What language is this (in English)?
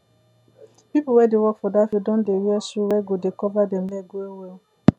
Nigerian Pidgin